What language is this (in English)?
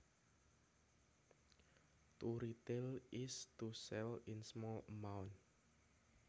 Javanese